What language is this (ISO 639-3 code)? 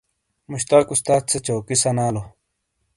scl